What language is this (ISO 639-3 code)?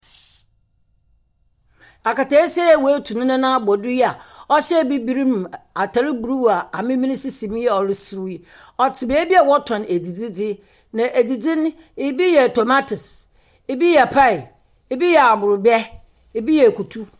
aka